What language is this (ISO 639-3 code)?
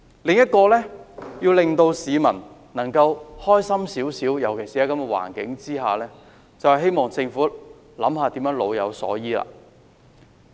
yue